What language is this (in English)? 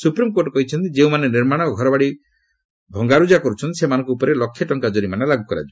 Odia